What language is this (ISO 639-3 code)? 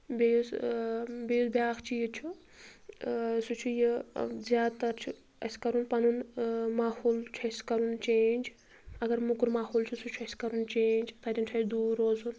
kas